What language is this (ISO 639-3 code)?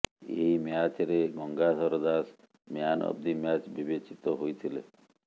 ori